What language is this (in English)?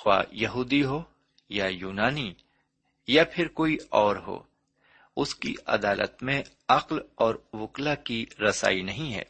Urdu